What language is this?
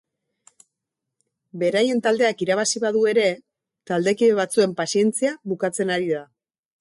Basque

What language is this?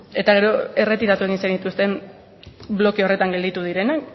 Basque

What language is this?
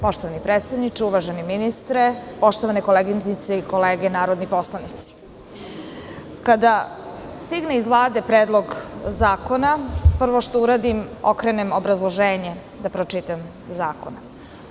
Serbian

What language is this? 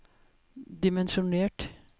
Norwegian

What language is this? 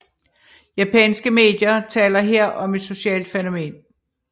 Danish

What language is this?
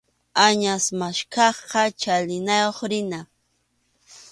Arequipa-La Unión Quechua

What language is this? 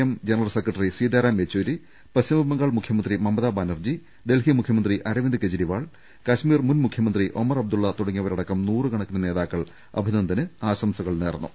Malayalam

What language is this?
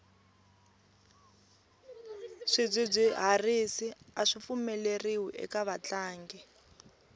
Tsonga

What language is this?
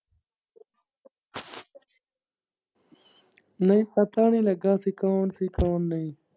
Punjabi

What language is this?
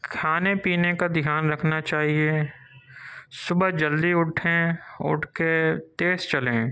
Urdu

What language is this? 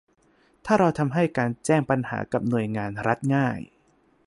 Thai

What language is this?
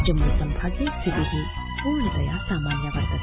Sanskrit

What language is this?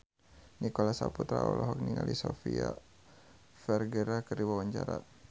Sundanese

